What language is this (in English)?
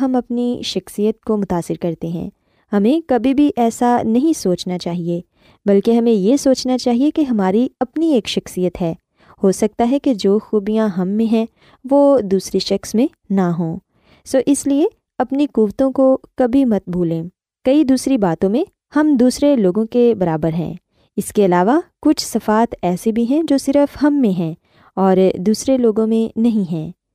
Urdu